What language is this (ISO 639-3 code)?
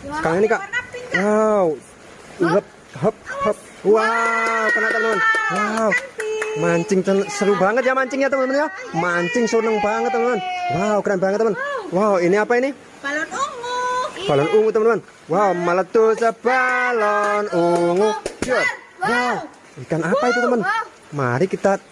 ind